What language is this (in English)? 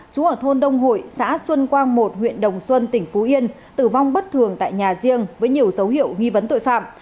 Vietnamese